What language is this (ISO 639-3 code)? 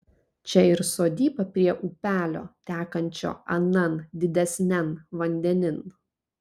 lit